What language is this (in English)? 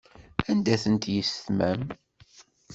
Kabyle